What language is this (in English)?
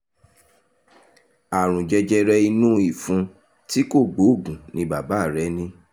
Yoruba